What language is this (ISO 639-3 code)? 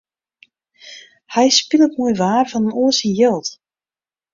fry